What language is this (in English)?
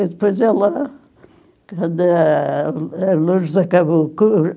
Portuguese